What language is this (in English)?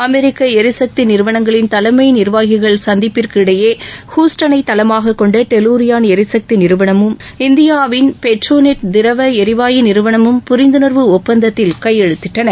Tamil